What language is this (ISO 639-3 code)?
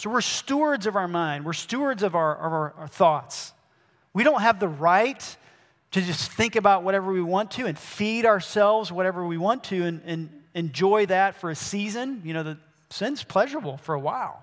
eng